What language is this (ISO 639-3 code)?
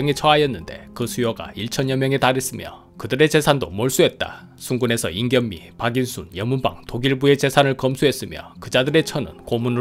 kor